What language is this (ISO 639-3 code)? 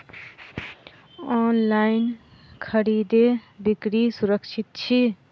mai